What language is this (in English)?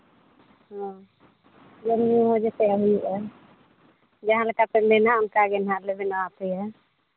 Santali